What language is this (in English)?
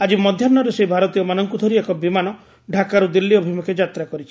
Odia